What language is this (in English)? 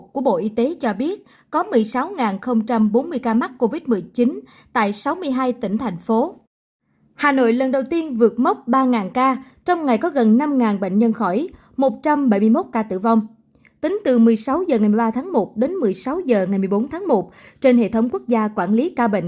Vietnamese